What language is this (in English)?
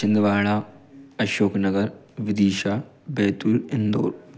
Hindi